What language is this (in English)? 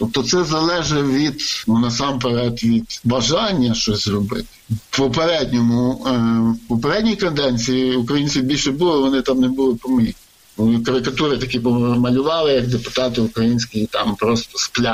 Ukrainian